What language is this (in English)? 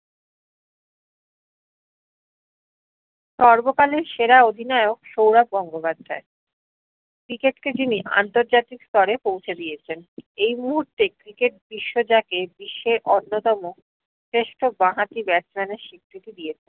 Bangla